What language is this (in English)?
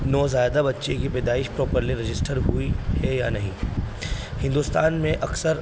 Urdu